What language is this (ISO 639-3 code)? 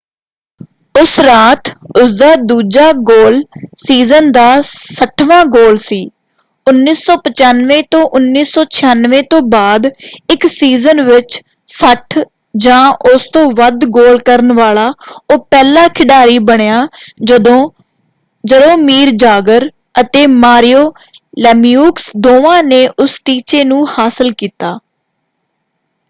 pan